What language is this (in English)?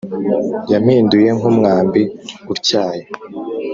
Kinyarwanda